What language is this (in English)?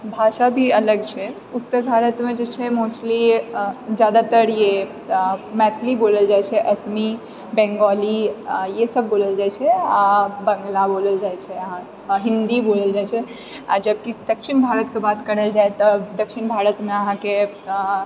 Maithili